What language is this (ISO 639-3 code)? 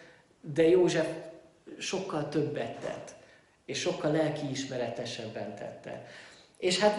hun